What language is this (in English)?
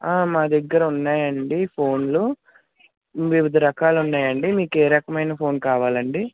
Telugu